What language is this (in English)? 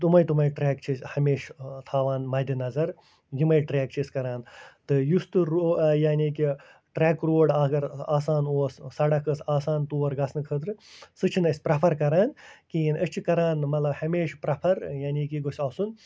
Kashmiri